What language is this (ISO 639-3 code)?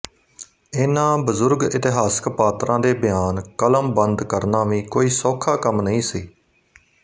pan